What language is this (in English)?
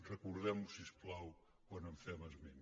Catalan